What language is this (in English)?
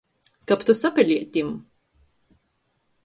Latgalian